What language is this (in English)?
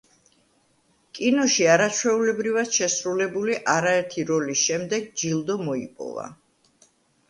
Georgian